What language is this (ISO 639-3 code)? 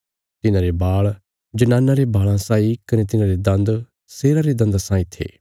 kfs